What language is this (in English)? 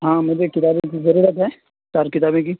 Urdu